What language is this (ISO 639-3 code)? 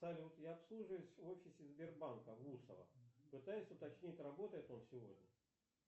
rus